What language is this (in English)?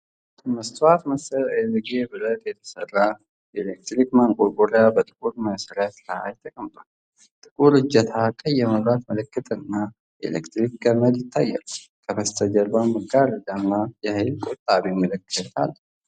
Amharic